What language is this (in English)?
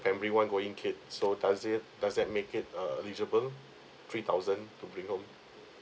English